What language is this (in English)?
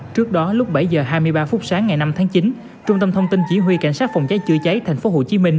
Vietnamese